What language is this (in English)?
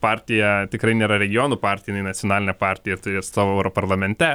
Lithuanian